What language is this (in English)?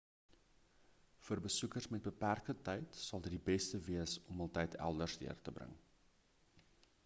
Afrikaans